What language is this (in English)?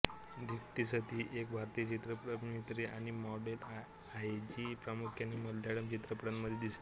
Marathi